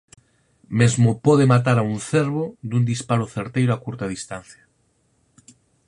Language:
Galician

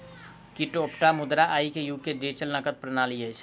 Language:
Maithili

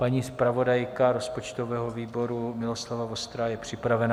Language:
Czech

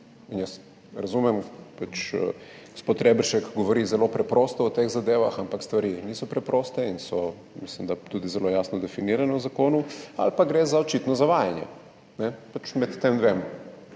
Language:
Slovenian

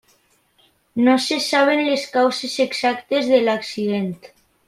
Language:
Catalan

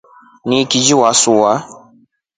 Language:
Rombo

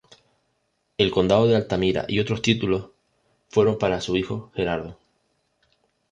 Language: Spanish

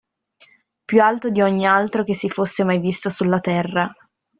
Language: Italian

